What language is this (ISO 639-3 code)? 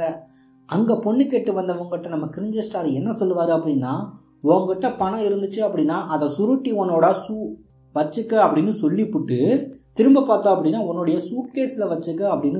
tam